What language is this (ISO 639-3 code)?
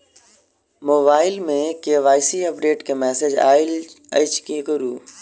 mai